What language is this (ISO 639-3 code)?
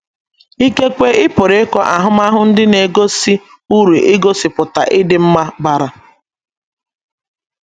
ibo